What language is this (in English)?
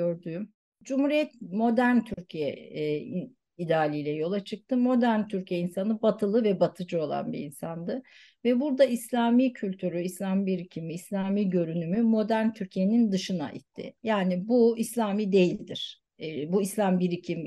Turkish